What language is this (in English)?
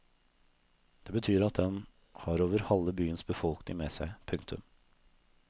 Norwegian